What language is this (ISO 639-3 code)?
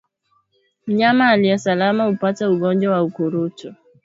swa